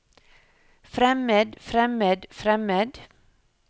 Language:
Norwegian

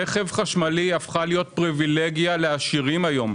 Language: Hebrew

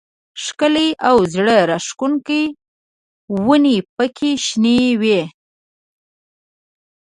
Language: Pashto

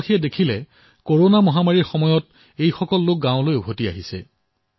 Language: Assamese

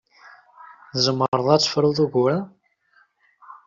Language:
Kabyle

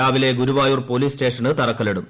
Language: Malayalam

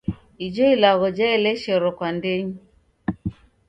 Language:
Taita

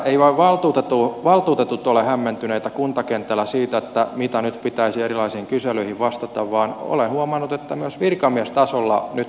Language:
Finnish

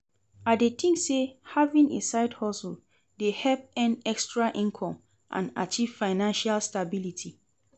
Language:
Nigerian Pidgin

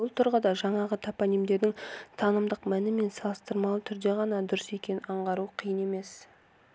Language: Kazakh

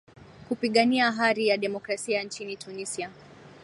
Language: Swahili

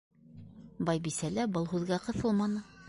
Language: Bashkir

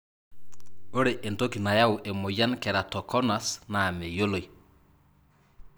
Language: Masai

